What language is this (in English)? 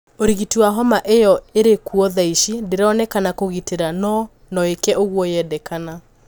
Kikuyu